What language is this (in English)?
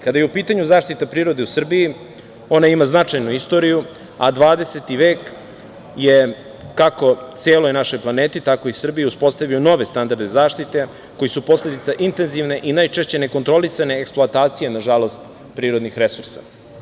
Serbian